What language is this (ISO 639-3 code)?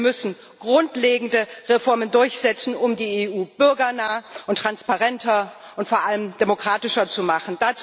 deu